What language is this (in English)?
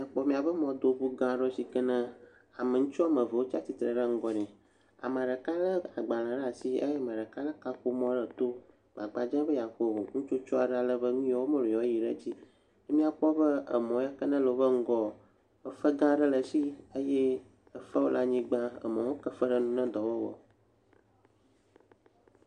Ewe